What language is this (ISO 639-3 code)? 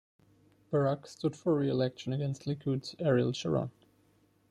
eng